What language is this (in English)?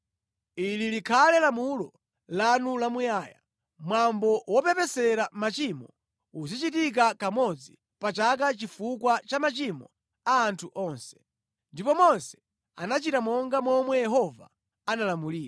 Nyanja